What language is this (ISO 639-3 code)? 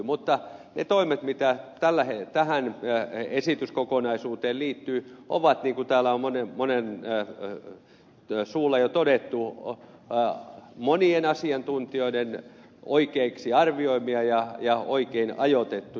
fin